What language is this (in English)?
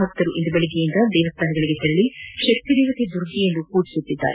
Kannada